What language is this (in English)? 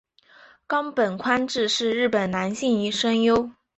Chinese